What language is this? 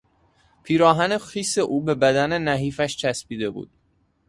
Persian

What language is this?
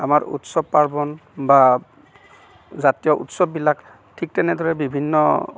Assamese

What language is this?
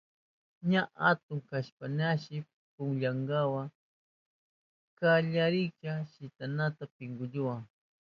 Southern Pastaza Quechua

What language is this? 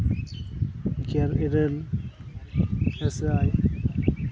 Santali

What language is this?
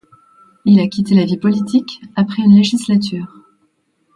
French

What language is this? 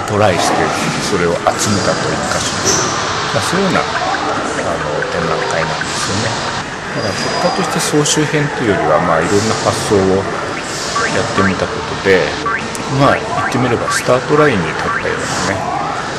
Japanese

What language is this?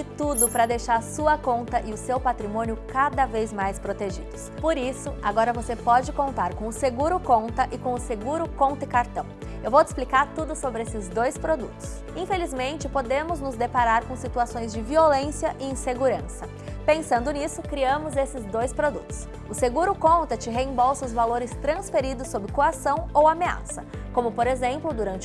Portuguese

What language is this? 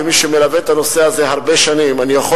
Hebrew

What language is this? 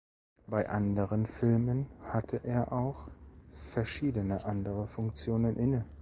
German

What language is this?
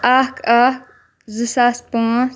Kashmiri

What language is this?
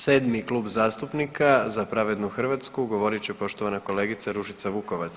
Croatian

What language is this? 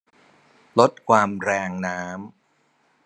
Thai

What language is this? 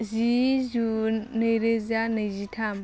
Bodo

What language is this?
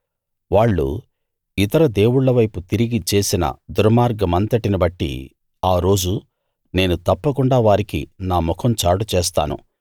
Telugu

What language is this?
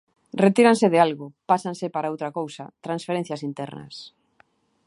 Galician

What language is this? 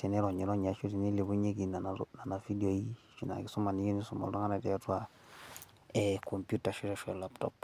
Masai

